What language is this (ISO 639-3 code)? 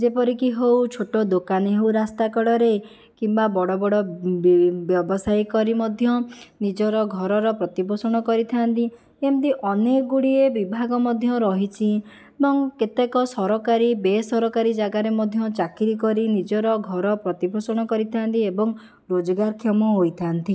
ori